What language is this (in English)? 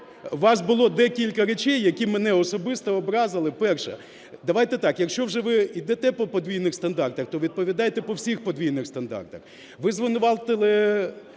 Ukrainian